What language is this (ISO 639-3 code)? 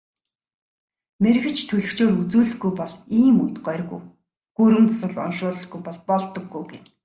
mon